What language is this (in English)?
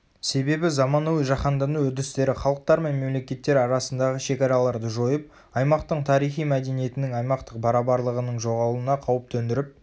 Kazakh